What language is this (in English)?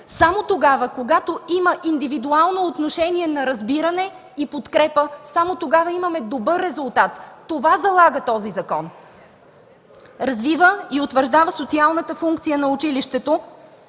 Bulgarian